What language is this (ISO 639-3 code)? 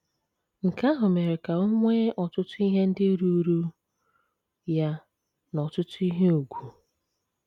ibo